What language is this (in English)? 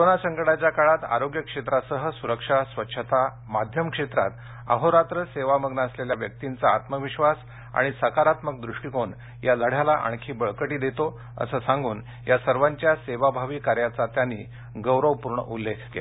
Marathi